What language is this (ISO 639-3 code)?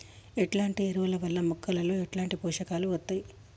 tel